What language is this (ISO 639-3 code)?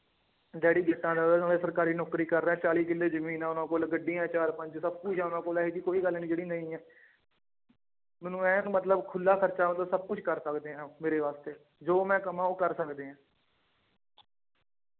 pan